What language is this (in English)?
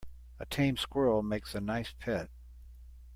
English